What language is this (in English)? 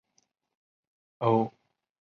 Chinese